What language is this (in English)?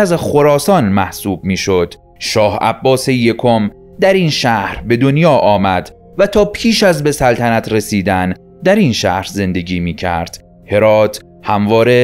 Persian